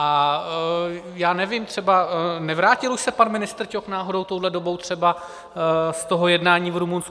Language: Czech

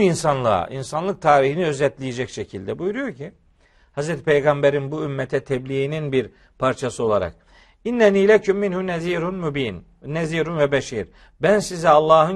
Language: Turkish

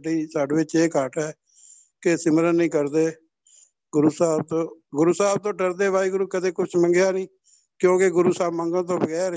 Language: Punjabi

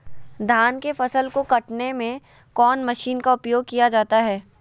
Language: Magahi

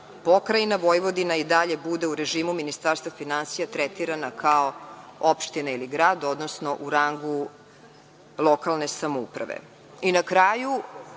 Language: Serbian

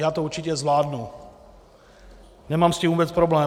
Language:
Czech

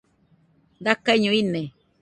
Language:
Nüpode Huitoto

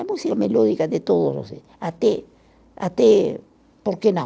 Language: Portuguese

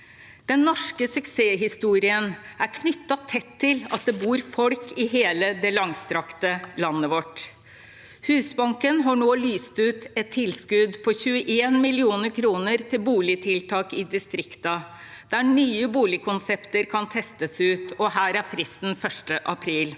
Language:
Norwegian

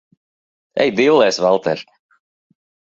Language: Latvian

